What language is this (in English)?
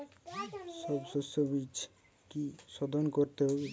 Bangla